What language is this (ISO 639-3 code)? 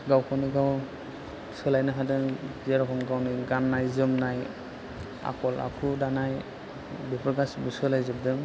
brx